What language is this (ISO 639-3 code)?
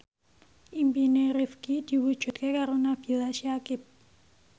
jav